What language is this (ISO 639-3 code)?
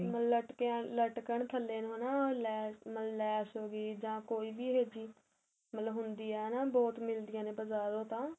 pan